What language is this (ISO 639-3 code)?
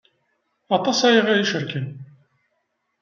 kab